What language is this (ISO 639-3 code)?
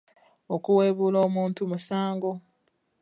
lug